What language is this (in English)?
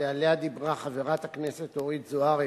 Hebrew